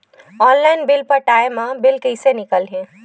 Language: Chhattisgarhi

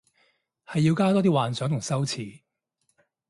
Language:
Cantonese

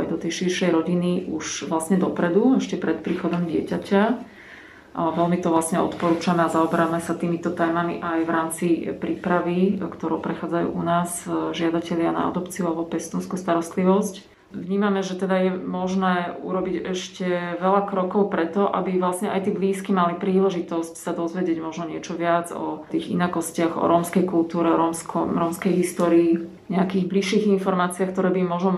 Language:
Slovak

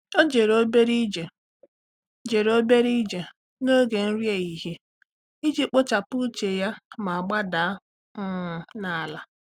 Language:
Igbo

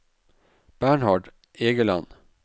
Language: Norwegian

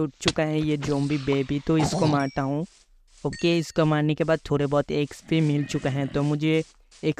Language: Hindi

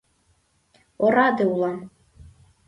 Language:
Mari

